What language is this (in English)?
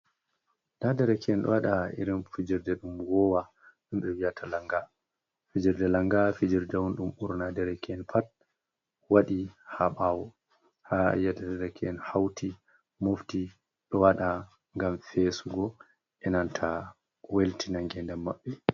Fula